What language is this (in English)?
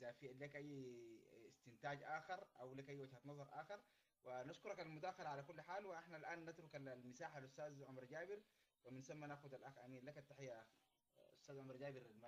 Arabic